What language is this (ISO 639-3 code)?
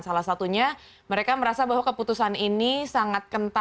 ind